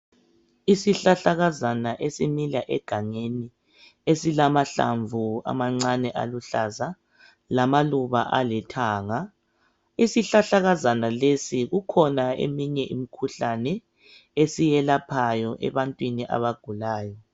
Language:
North Ndebele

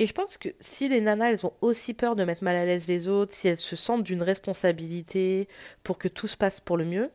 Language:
French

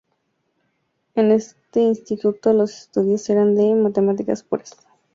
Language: Spanish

